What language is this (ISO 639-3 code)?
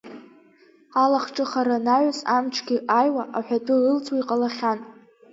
abk